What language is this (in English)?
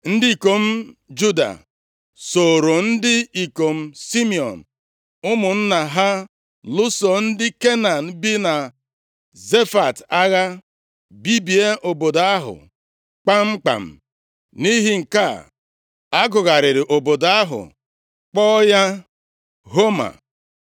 Igbo